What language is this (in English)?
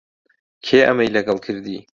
Central Kurdish